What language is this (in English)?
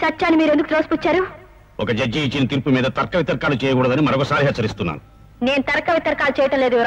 Hindi